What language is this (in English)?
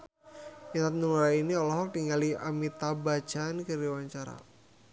Sundanese